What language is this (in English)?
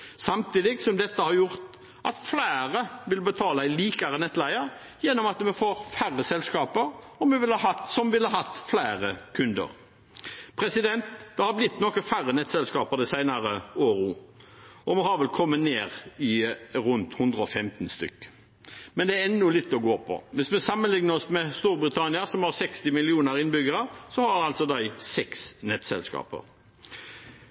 Norwegian Bokmål